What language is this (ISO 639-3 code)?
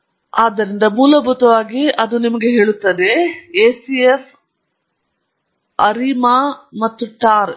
kan